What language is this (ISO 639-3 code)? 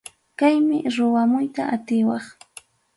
quy